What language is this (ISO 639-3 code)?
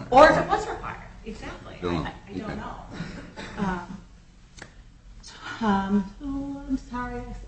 eng